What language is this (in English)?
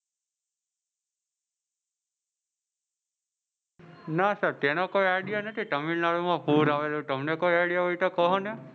Gujarati